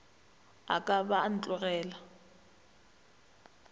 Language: Northern Sotho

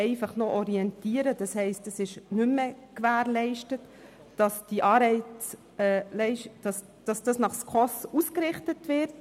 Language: Swiss German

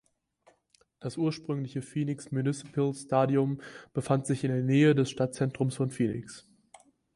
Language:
German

